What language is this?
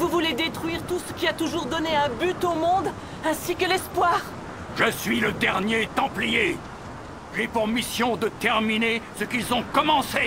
French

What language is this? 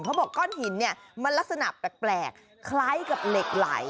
Thai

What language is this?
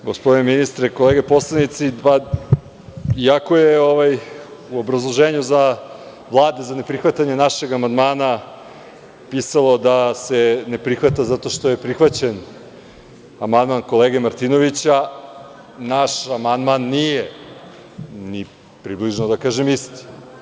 Serbian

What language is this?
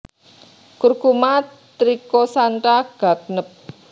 Javanese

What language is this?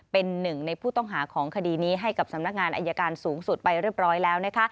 Thai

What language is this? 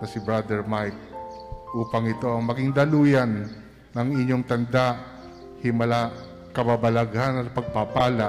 Filipino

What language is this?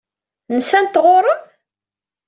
Kabyle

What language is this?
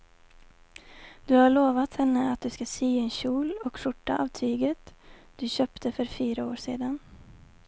Swedish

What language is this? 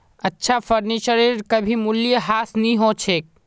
Magahi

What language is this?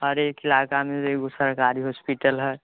Maithili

